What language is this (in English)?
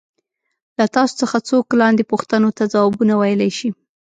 Pashto